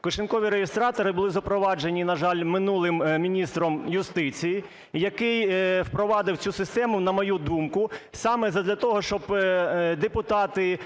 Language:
Ukrainian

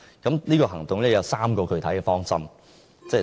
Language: Cantonese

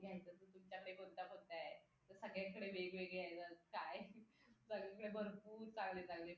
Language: Marathi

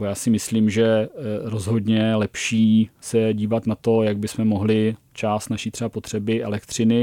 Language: Czech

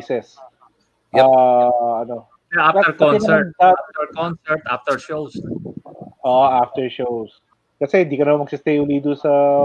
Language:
Filipino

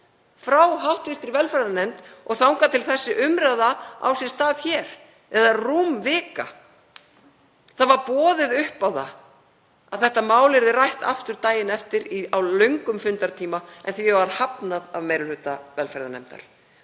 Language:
Icelandic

